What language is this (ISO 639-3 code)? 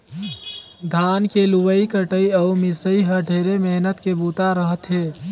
hne